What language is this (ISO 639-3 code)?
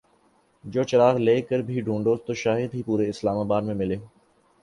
urd